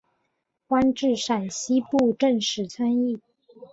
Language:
Chinese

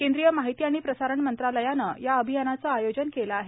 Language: Marathi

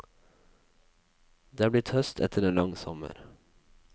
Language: Norwegian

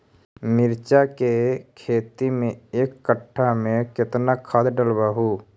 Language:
Magahi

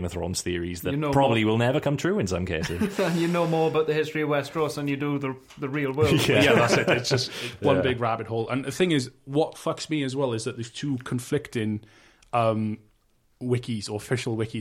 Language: English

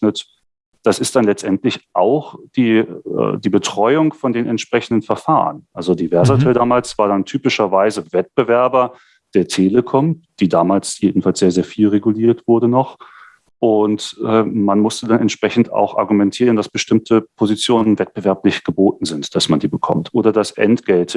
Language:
German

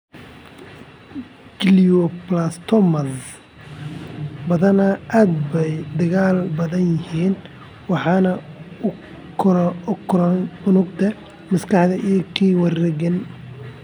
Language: Somali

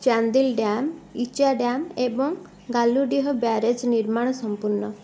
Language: Odia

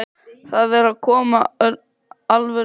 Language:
Icelandic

